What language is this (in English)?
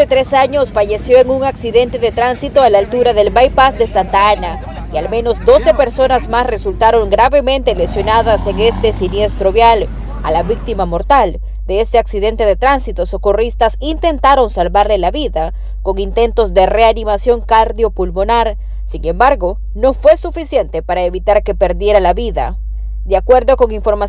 Spanish